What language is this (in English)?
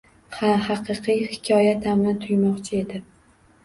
Uzbek